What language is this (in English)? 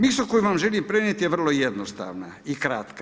Croatian